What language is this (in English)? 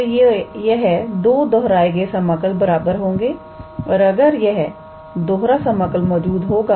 Hindi